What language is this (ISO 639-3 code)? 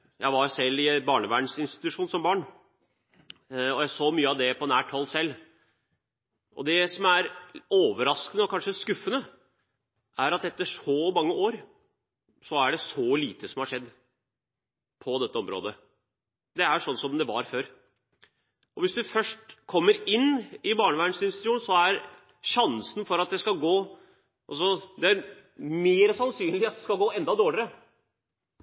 nob